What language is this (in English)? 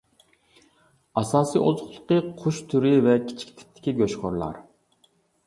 Uyghur